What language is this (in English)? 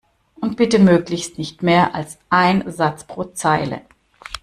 German